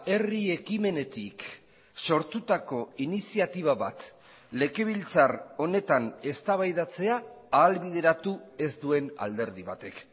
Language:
Basque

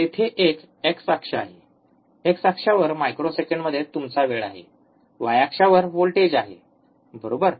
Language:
Marathi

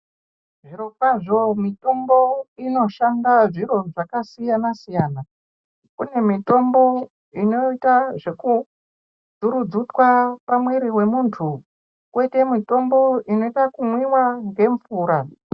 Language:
Ndau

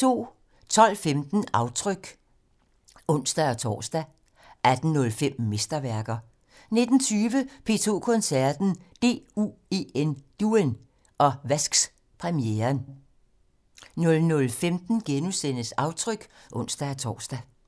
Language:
Danish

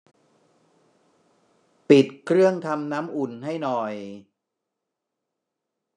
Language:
Thai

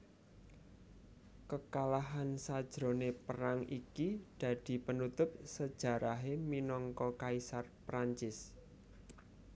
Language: Javanese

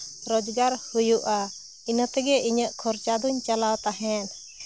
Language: Santali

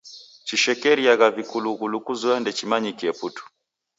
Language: Taita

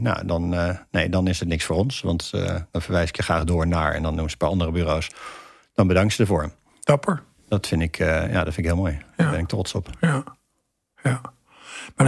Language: Dutch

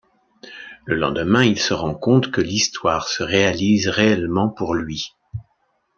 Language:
French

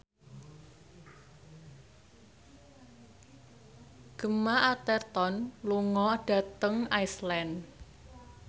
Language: Javanese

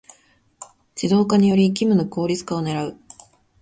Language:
Japanese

